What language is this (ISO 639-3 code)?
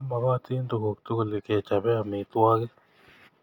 kln